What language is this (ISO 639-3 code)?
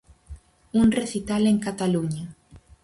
glg